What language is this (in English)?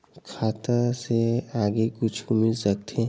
Chhattisgarhi